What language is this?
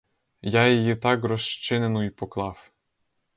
Ukrainian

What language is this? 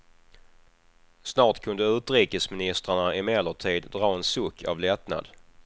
Swedish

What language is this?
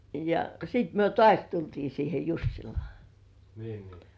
Finnish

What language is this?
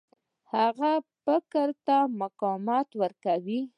Pashto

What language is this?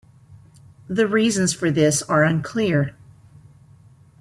English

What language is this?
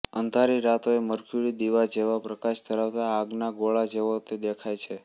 Gujarati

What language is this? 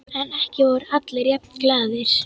Icelandic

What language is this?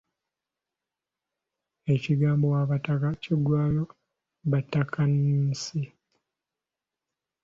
Ganda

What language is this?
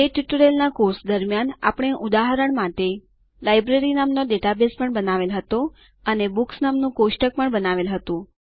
Gujarati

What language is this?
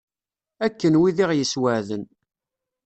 Kabyle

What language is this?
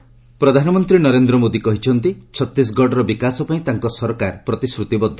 Odia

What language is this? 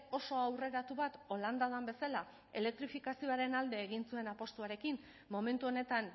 Basque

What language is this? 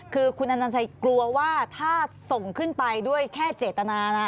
Thai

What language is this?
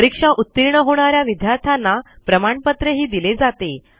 Marathi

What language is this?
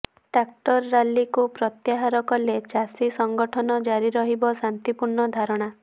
Odia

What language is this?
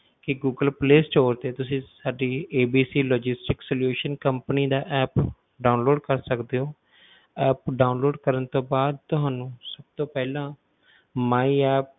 Punjabi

